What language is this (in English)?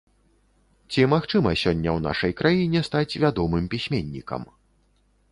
Belarusian